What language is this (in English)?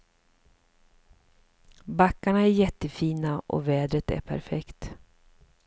Swedish